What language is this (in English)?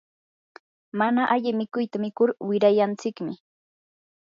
Yanahuanca Pasco Quechua